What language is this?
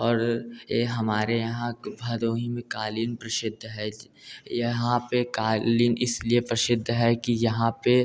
Hindi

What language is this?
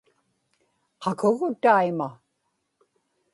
Inupiaq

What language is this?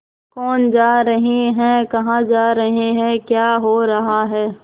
Hindi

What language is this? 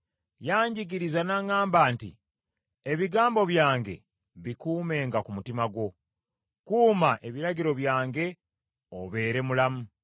Ganda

